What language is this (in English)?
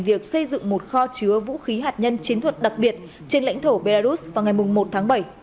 Vietnamese